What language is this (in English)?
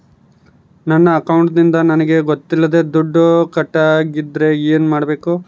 Kannada